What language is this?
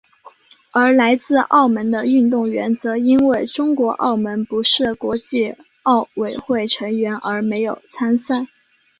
Chinese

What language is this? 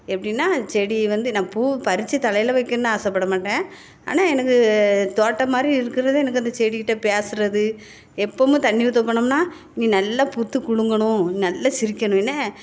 Tamil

